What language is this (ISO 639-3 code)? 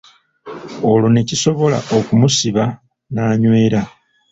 lug